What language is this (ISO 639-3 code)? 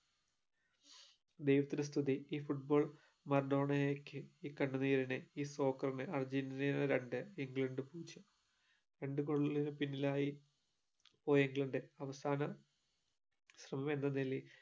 mal